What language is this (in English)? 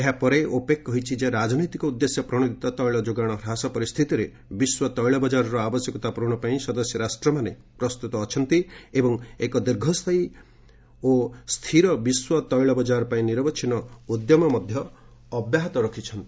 Odia